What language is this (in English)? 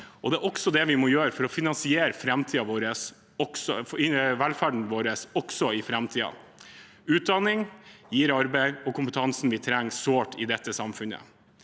Norwegian